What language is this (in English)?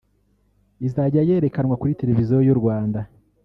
Kinyarwanda